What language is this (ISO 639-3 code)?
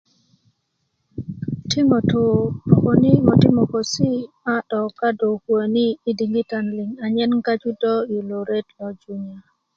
ukv